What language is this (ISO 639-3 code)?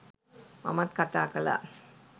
sin